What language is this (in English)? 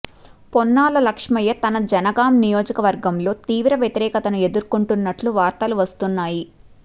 Telugu